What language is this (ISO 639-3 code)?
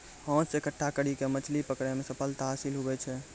mai